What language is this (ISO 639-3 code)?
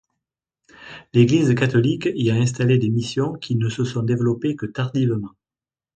fra